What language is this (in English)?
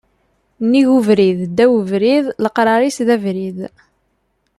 Kabyle